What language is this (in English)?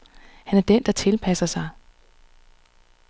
Danish